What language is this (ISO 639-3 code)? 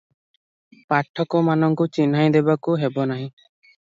ori